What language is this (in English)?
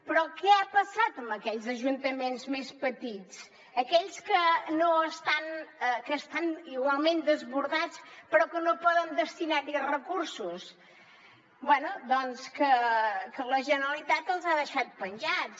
Catalan